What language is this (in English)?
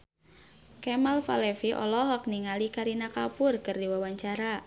Sundanese